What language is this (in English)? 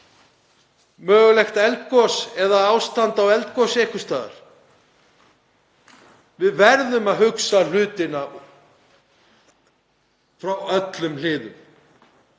Icelandic